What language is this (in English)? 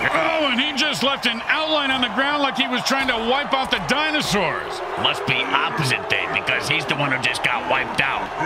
English